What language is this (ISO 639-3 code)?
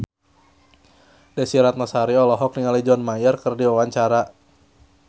sun